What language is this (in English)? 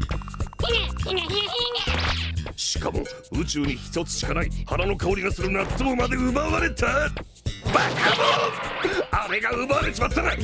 Japanese